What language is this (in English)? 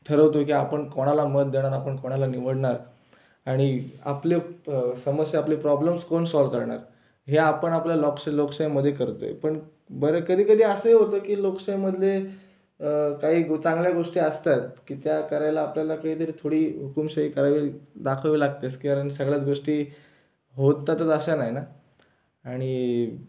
Marathi